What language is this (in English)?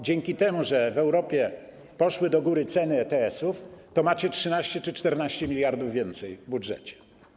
Polish